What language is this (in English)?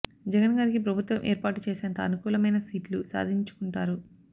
Telugu